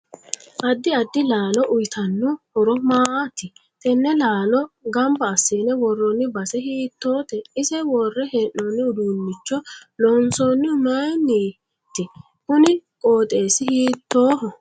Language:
Sidamo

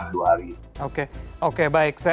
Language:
Indonesian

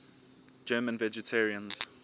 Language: English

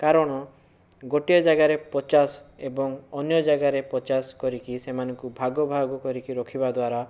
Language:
Odia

